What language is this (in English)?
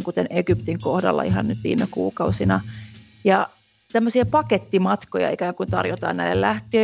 Finnish